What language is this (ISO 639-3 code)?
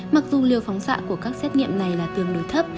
vie